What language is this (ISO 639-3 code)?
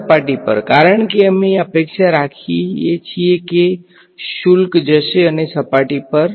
guj